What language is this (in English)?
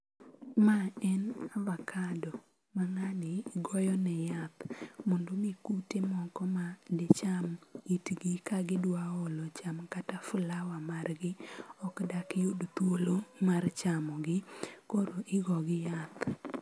Luo (Kenya and Tanzania)